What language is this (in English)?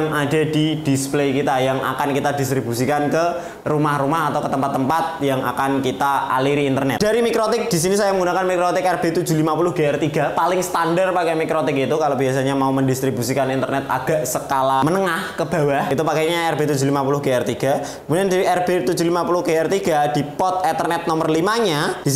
Indonesian